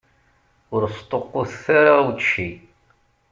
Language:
Kabyle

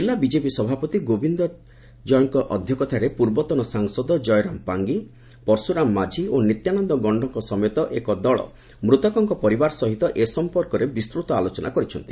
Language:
Odia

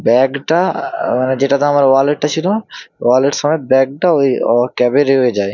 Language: Bangla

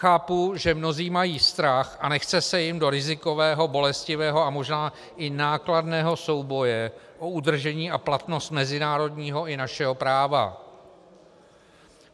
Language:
Czech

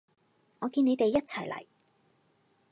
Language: Cantonese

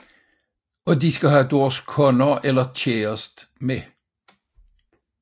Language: Danish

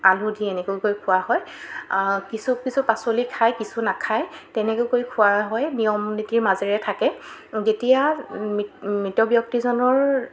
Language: Assamese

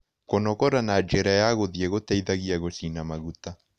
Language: Kikuyu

